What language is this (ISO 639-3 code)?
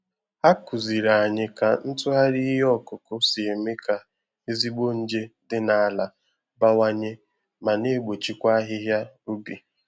ibo